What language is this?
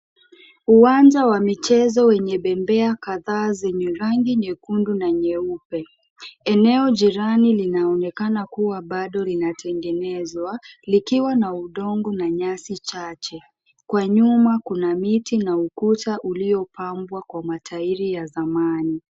Swahili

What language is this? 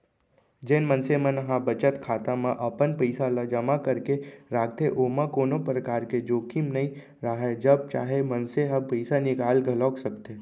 Chhattisgarhi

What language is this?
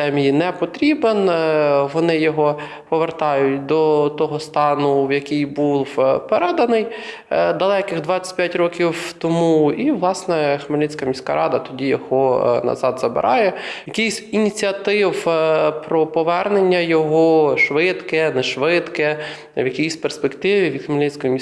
Ukrainian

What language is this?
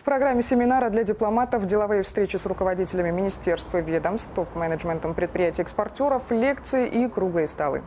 Russian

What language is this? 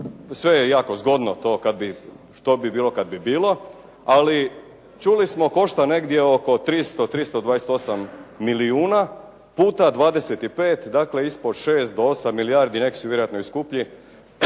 Croatian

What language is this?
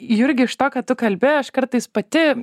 Lithuanian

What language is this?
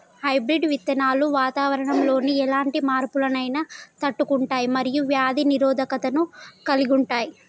Telugu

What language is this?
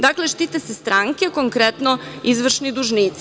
Serbian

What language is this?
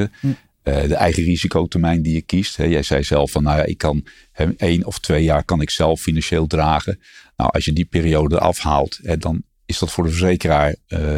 Dutch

